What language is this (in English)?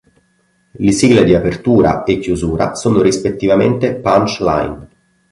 Italian